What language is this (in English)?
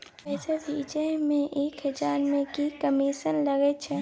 Maithili